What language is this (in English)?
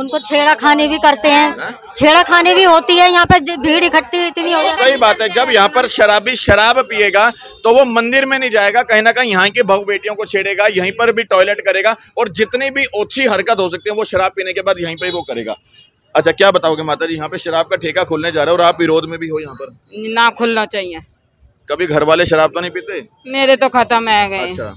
Hindi